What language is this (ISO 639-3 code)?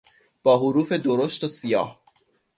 fas